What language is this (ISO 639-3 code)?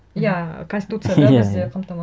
kaz